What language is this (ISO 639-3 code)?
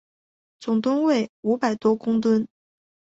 zho